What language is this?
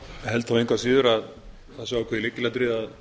Icelandic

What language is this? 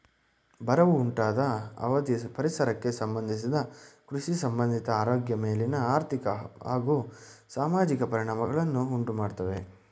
Kannada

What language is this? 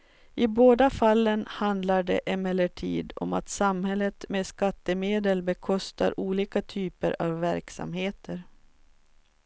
Swedish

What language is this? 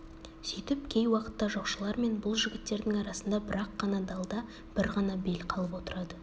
Kazakh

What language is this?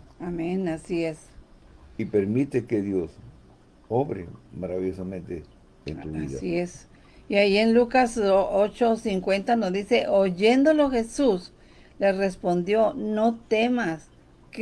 Spanish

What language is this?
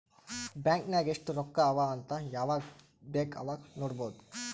Kannada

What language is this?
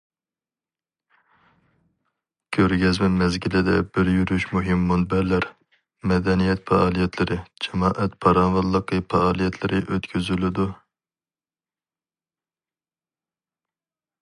Uyghur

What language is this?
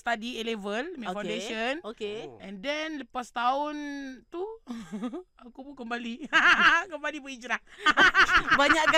Malay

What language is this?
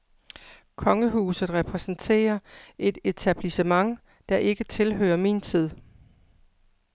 Danish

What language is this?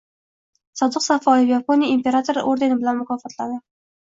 Uzbek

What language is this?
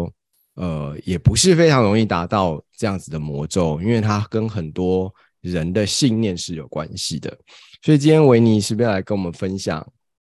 Chinese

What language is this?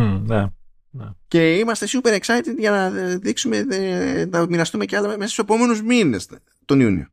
Greek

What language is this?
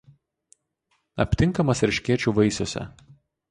Lithuanian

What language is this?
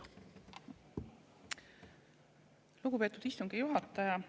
Estonian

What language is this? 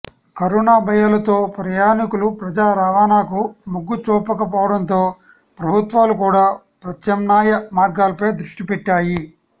Telugu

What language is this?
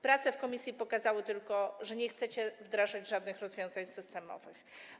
Polish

